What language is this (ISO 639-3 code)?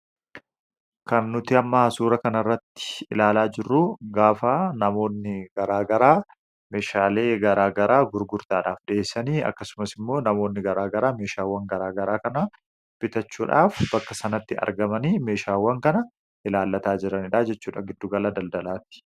orm